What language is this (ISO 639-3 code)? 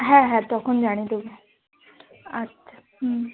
ben